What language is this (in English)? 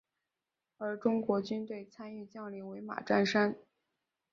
Chinese